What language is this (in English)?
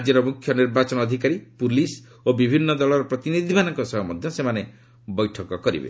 Odia